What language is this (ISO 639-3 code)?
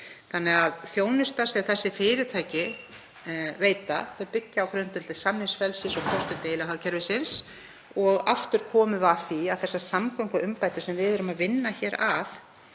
isl